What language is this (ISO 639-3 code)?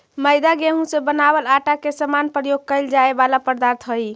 mag